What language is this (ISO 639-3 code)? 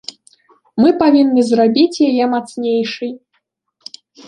bel